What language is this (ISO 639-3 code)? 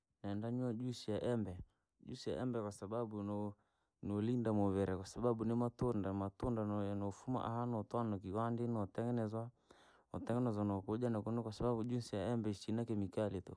lag